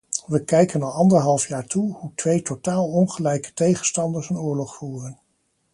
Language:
Dutch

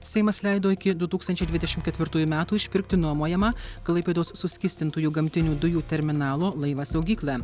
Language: Lithuanian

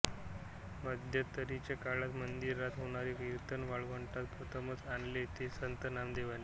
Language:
Marathi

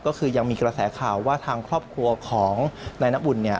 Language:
Thai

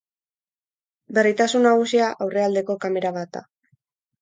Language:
Basque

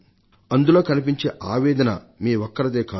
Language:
Telugu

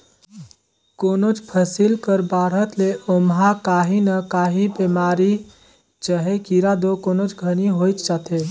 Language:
Chhattisgarhi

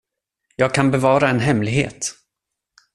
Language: Swedish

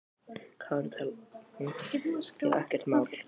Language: Icelandic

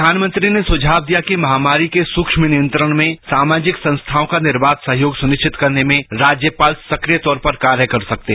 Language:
Hindi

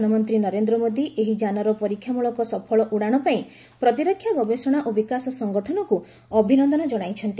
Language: Odia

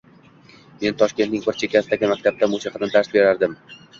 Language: Uzbek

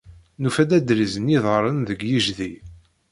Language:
Kabyle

